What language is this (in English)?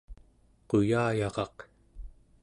Central Yupik